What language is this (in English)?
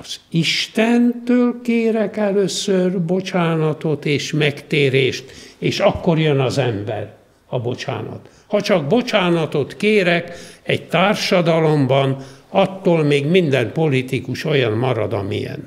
Hungarian